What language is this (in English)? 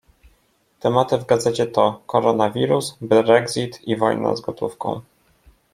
Polish